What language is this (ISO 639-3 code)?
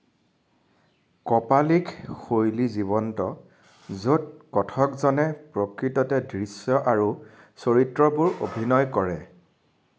asm